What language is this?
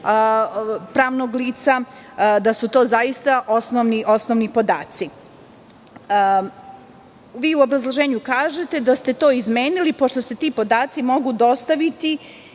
Serbian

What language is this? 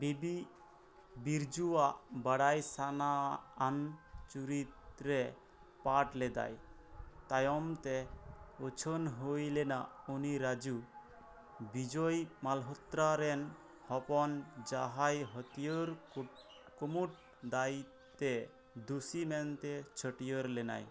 Santali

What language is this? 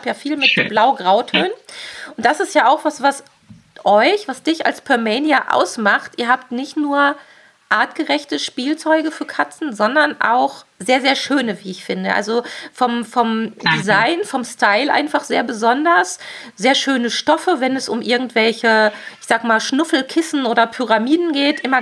German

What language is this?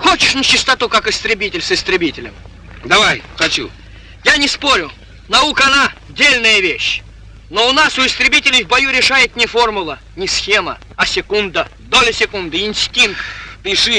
Russian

